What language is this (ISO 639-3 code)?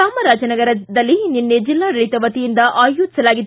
kan